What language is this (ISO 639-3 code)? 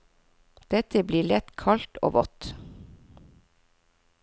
nor